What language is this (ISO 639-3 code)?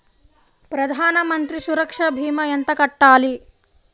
tel